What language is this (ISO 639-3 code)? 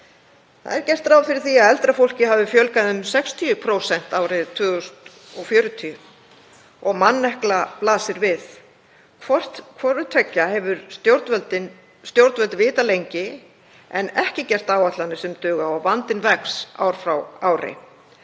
isl